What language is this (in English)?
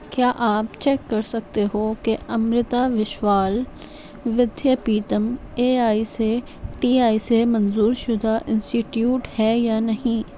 Urdu